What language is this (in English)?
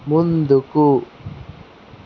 Telugu